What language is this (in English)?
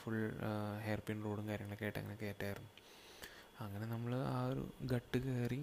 Malayalam